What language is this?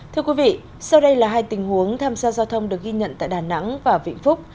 Vietnamese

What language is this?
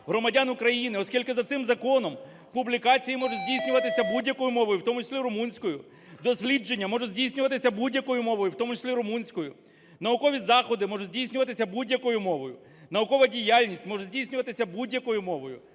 Ukrainian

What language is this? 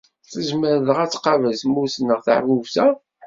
Kabyle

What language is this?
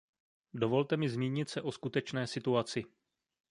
Czech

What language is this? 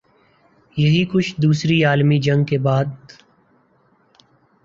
Urdu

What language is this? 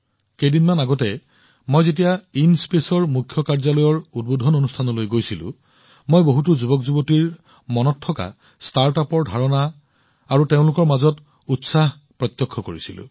Assamese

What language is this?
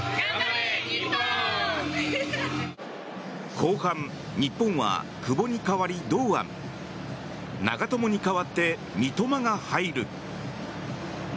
Japanese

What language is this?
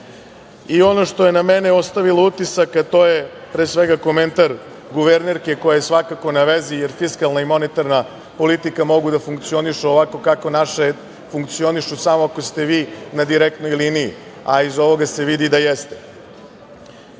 Serbian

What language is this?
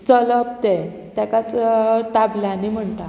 Konkani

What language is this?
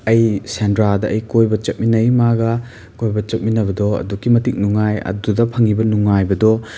Manipuri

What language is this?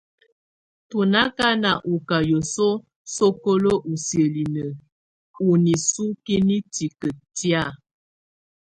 Tunen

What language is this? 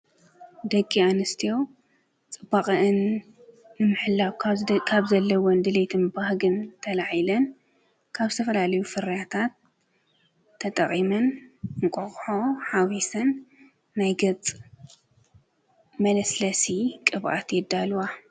Tigrinya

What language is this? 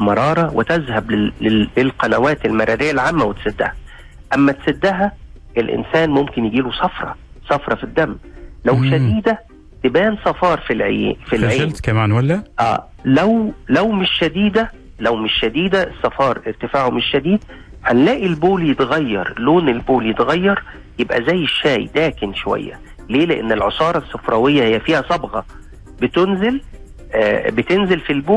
Arabic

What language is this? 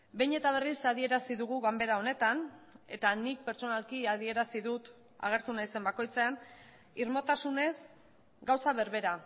Basque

